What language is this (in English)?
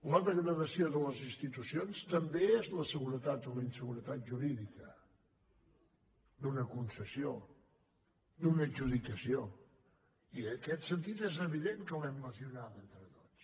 Catalan